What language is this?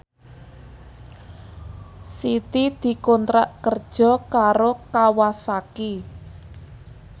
Javanese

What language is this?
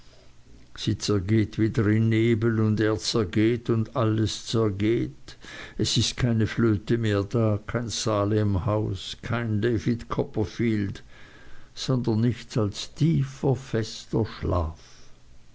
German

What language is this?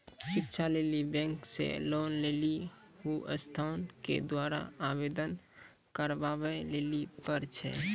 Maithili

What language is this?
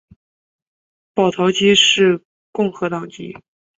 Chinese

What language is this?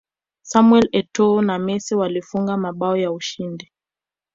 Swahili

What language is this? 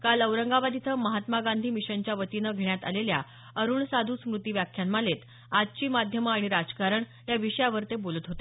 Marathi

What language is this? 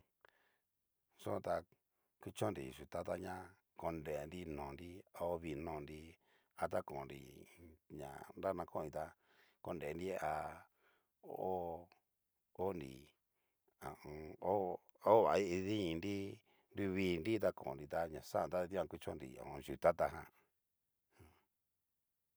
Cacaloxtepec Mixtec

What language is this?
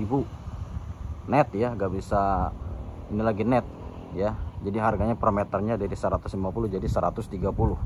Indonesian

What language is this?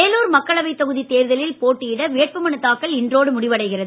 Tamil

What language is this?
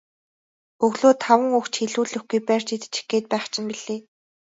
Mongolian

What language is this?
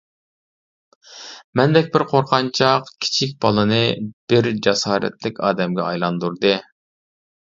Uyghur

